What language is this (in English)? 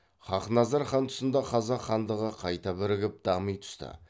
Kazakh